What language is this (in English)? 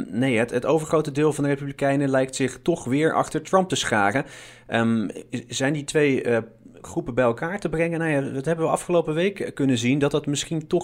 Dutch